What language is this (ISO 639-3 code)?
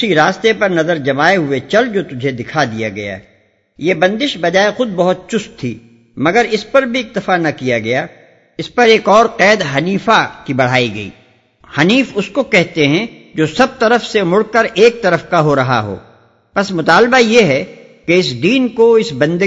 urd